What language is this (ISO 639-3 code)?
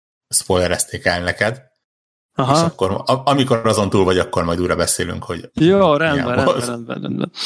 hun